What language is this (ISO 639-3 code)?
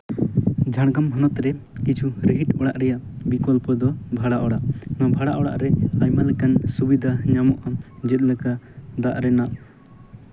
sat